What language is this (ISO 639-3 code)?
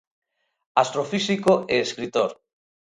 glg